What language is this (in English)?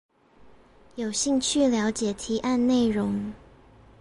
Chinese